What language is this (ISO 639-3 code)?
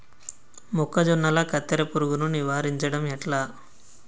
tel